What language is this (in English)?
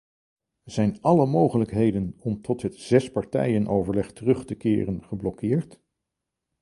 Dutch